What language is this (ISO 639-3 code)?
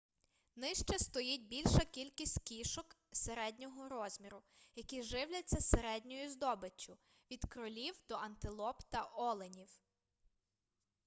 ukr